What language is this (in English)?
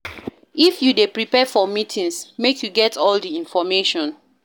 Nigerian Pidgin